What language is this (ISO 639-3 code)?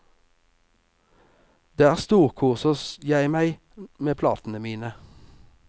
nor